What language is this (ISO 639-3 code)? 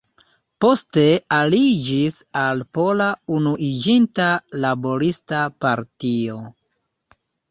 epo